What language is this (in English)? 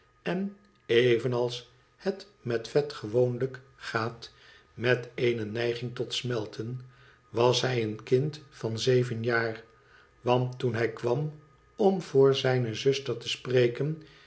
Dutch